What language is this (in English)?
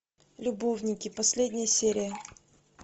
Russian